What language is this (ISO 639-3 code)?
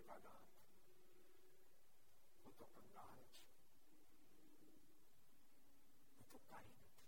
guj